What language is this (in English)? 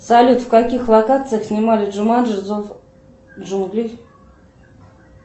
Russian